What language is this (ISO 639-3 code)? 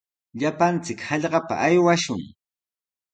qws